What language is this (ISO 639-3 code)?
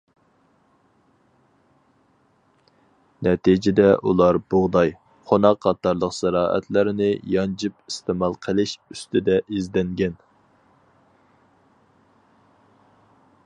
uig